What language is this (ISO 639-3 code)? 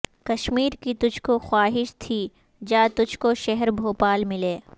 urd